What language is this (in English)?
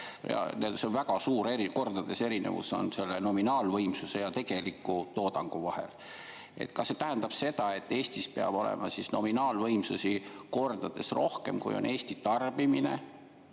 Estonian